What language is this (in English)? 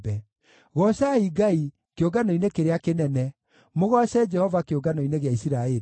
Kikuyu